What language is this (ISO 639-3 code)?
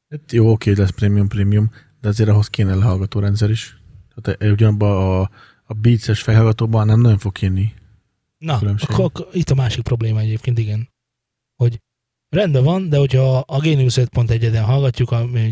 hun